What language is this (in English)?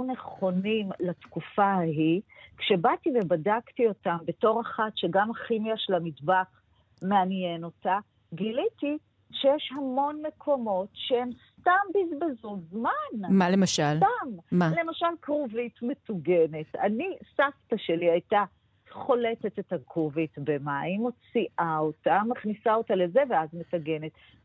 Hebrew